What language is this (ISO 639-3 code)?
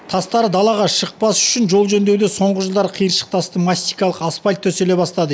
kaz